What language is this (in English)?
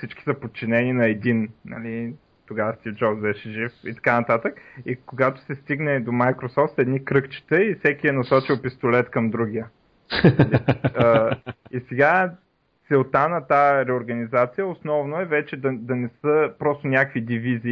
Bulgarian